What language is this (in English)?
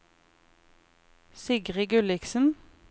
Norwegian